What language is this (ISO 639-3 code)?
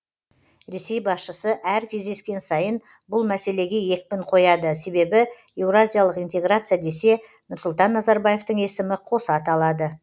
kaz